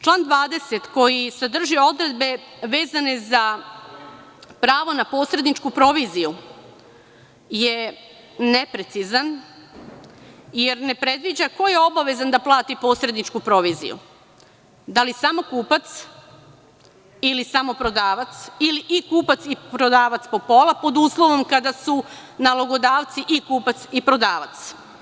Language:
Serbian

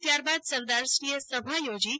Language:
Gujarati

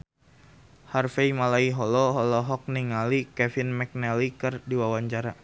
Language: Sundanese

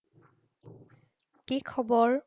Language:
Assamese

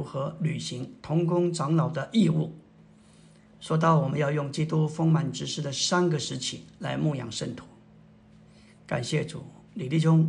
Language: Chinese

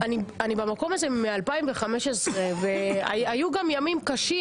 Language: Hebrew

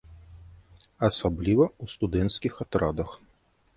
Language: Belarusian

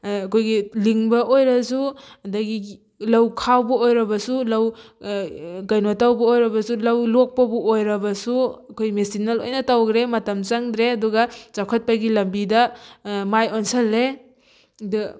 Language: Manipuri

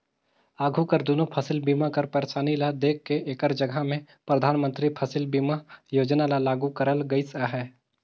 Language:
Chhattisgarhi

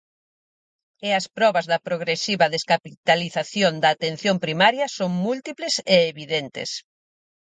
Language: Galician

